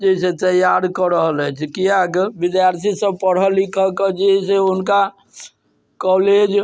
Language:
Maithili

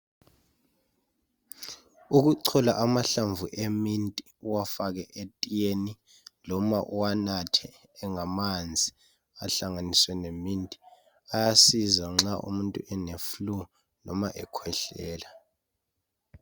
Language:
North Ndebele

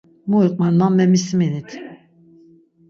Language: Laz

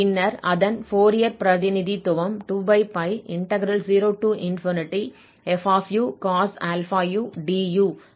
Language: Tamil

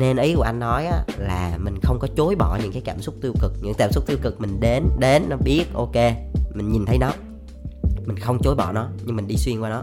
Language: Vietnamese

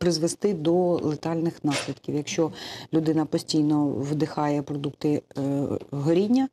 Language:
Ukrainian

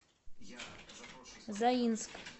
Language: Russian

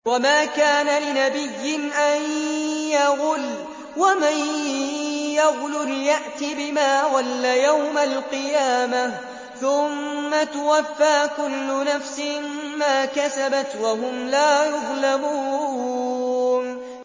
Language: Arabic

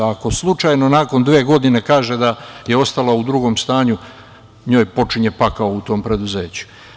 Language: Serbian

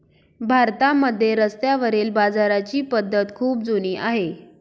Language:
Marathi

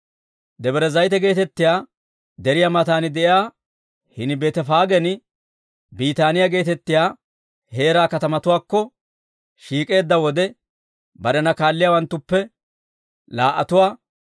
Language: Dawro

